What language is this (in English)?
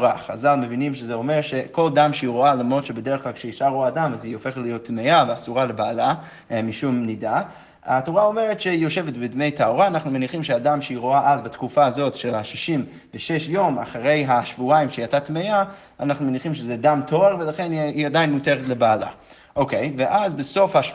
Hebrew